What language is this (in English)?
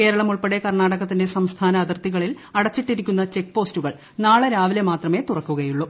Malayalam